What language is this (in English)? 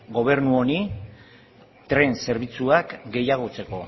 Basque